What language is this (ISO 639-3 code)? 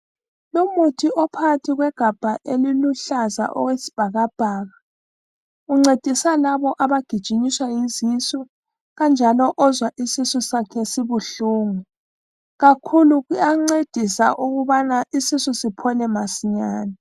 nde